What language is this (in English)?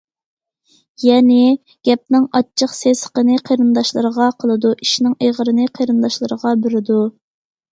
Uyghur